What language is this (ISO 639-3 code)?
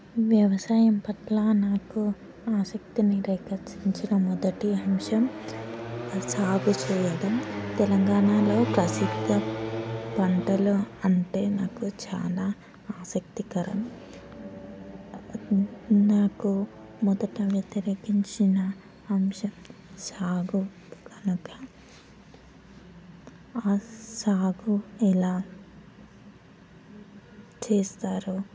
tel